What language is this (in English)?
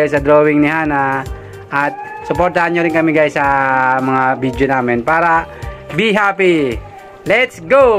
Filipino